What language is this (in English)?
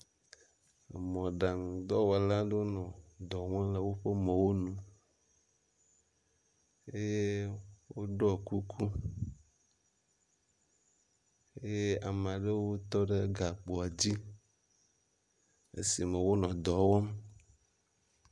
Ewe